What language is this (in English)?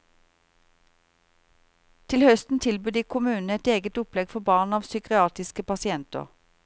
Norwegian